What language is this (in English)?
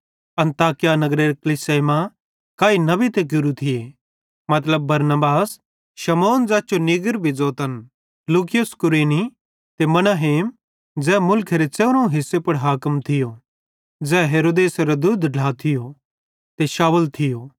Bhadrawahi